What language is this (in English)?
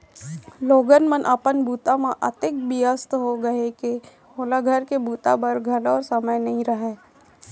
Chhattisgarhi